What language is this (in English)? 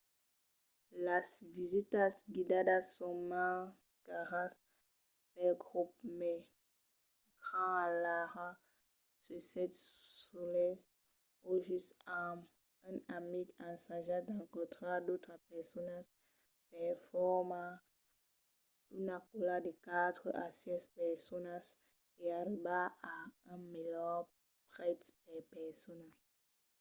Occitan